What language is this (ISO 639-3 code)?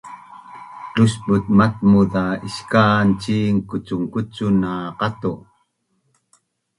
bnn